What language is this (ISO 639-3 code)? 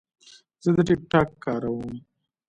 pus